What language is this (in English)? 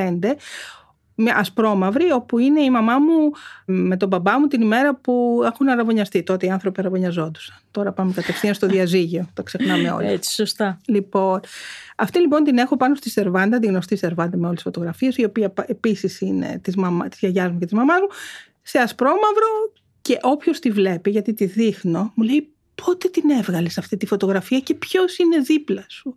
Greek